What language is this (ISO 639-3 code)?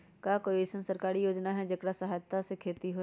mag